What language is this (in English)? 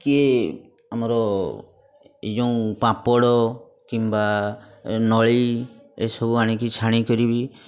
Odia